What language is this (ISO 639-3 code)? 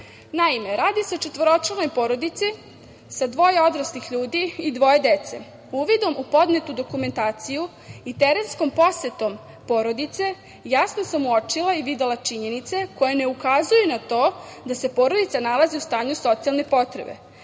srp